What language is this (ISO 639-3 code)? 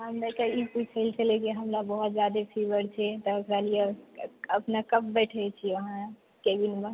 mai